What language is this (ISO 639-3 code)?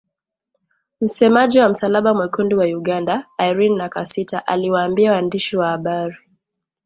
swa